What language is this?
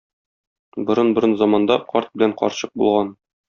Tatar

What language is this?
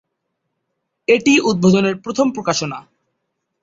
Bangla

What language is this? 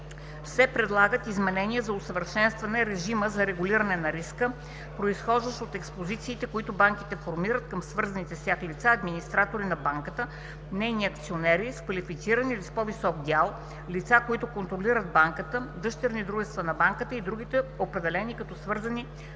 Bulgarian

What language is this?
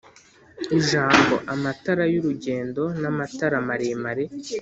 Kinyarwanda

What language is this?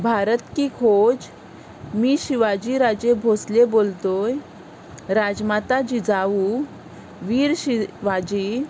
Konkani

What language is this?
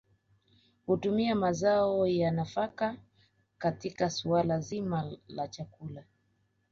Swahili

